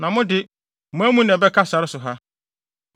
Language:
Akan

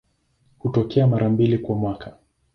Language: Swahili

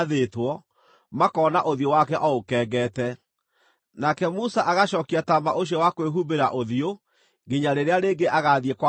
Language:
Kikuyu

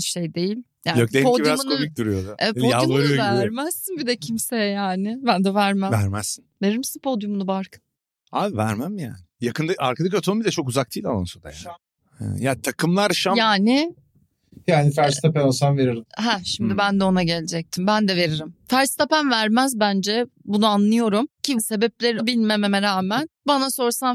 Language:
Turkish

